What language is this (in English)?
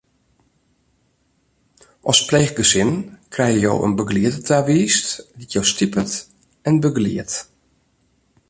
Western Frisian